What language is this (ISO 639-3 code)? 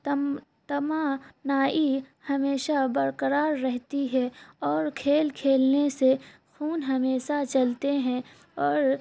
urd